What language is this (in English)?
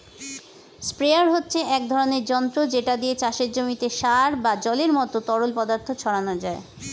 Bangla